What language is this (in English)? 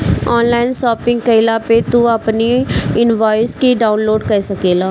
Bhojpuri